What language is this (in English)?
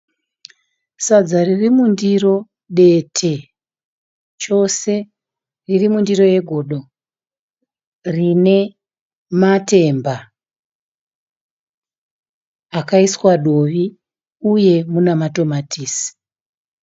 Shona